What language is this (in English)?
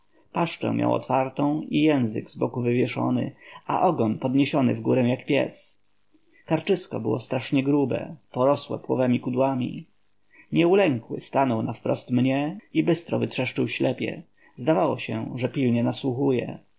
Polish